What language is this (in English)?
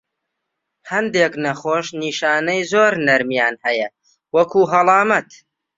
Central Kurdish